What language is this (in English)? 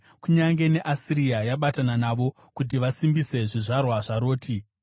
Shona